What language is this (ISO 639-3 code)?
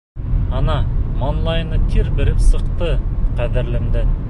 bak